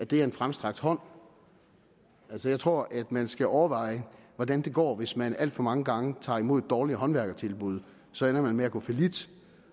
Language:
Danish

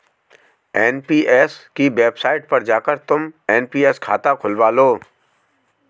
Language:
Hindi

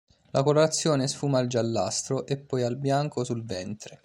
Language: Italian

